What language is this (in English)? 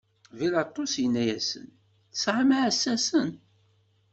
Kabyle